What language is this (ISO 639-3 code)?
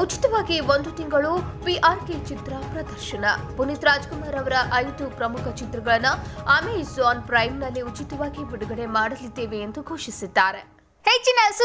hin